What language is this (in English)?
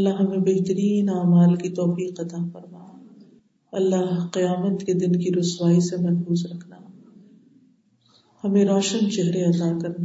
Urdu